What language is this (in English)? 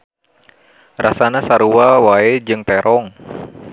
Sundanese